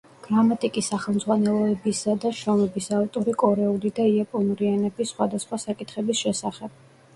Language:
Georgian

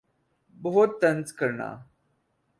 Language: Urdu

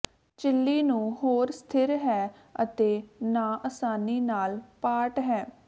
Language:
Punjabi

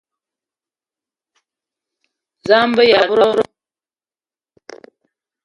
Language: Eton (Cameroon)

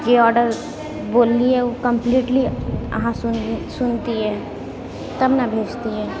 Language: Maithili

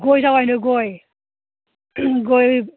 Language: Bodo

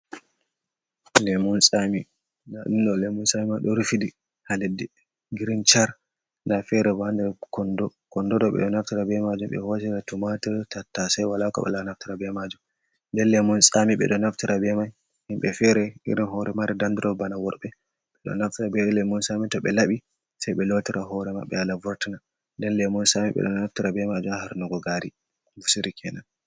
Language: Fula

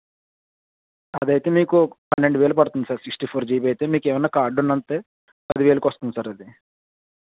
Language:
Telugu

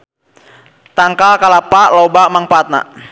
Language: Sundanese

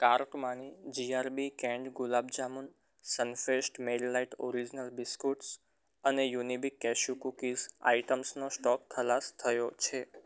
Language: Gujarati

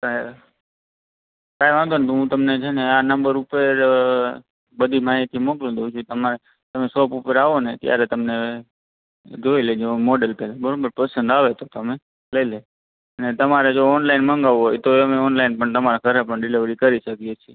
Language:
Gujarati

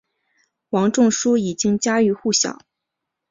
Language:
Chinese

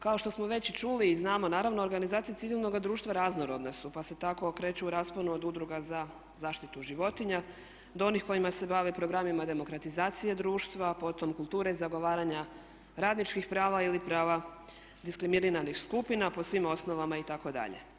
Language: Croatian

